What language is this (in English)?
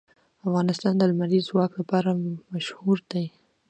Pashto